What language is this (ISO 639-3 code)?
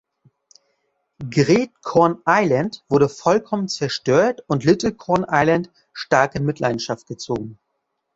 deu